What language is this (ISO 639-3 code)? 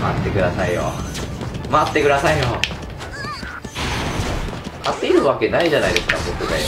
jpn